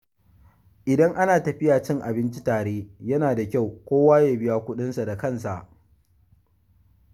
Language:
Hausa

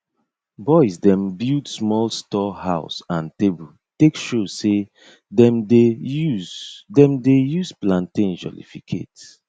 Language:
Nigerian Pidgin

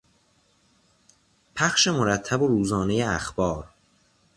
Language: Persian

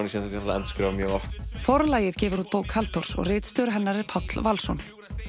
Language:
Icelandic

